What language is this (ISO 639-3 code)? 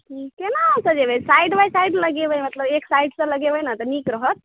mai